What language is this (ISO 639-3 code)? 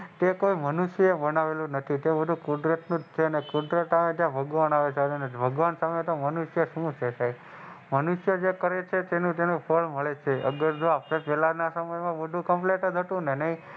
guj